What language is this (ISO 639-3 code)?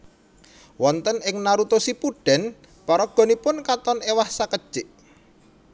jav